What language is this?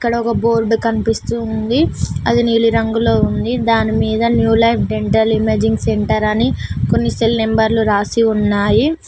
Telugu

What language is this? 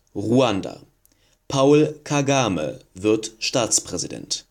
German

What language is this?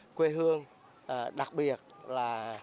Vietnamese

